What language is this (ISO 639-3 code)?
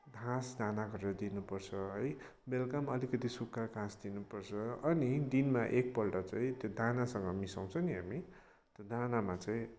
nep